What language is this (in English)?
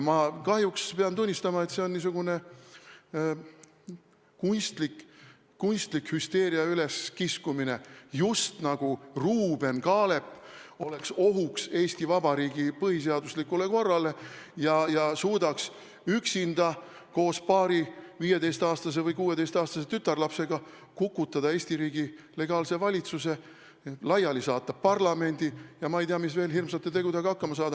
Estonian